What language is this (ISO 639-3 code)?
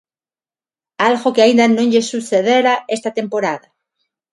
glg